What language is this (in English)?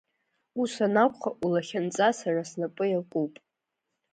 Abkhazian